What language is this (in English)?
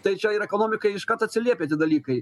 Lithuanian